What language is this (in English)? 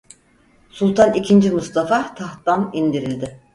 Turkish